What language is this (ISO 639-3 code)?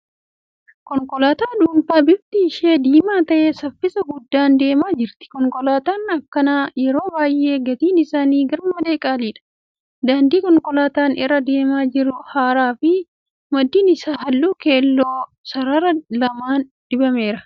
orm